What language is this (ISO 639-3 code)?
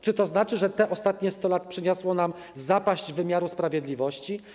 pol